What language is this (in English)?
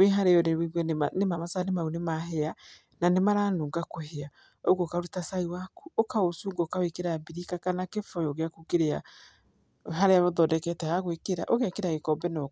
Kikuyu